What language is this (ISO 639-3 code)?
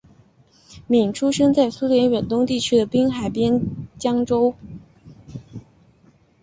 zho